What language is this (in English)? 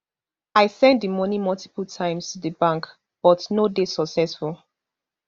Nigerian Pidgin